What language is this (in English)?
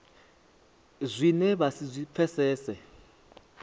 Venda